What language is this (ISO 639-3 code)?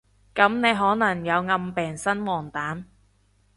yue